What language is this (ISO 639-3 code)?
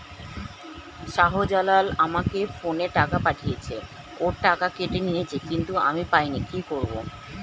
ben